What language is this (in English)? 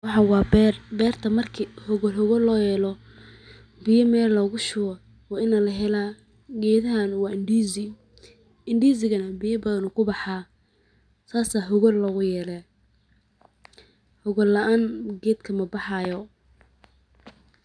Somali